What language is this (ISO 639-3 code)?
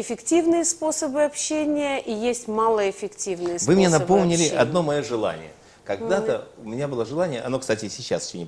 rus